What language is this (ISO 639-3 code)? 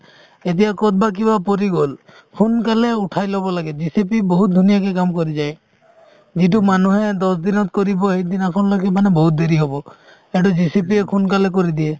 asm